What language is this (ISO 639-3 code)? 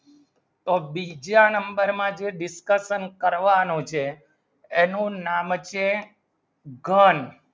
guj